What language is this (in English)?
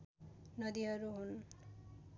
Nepali